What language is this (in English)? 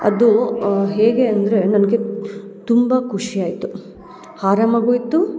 Kannada